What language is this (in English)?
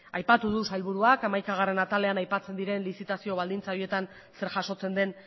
Basque